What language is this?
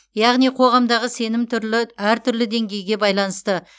Kazakh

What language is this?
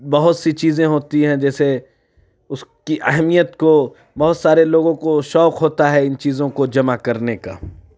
Urdu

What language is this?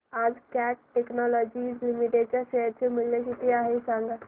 Marathi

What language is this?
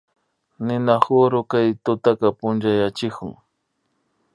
Imbabura Highland Quichua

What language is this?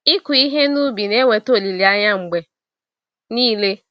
Igbo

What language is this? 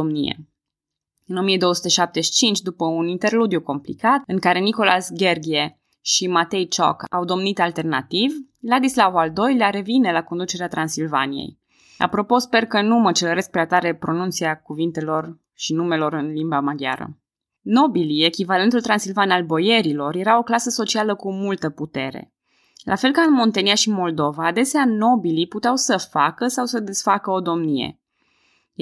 Romanian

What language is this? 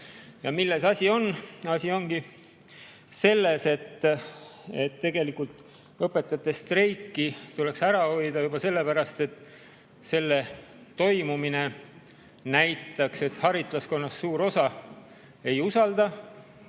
Estonian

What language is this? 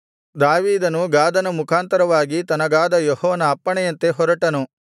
Kannada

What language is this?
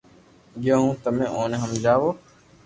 Loarki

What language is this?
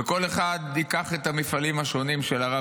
Hebrew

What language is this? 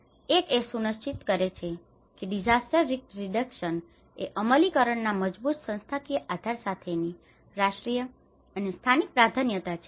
Gujarati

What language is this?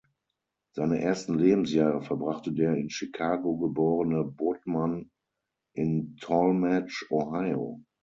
German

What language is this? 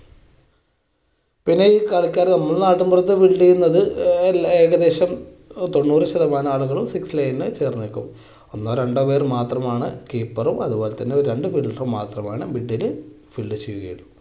Malayalam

